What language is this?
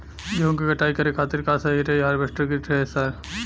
Bhojpuri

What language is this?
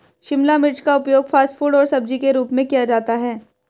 Hindi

